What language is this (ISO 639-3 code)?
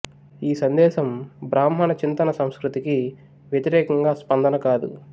tel